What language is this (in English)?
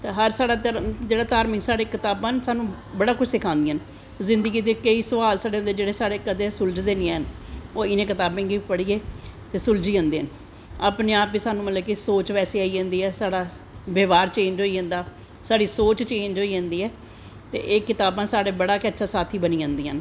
Dogri